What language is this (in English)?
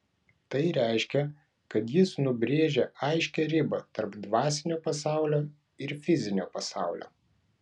Lithuanian